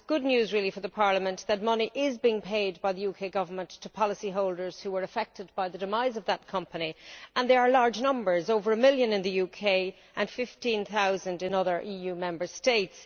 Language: English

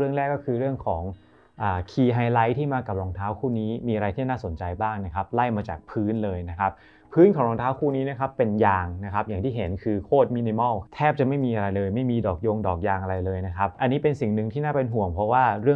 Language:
Thai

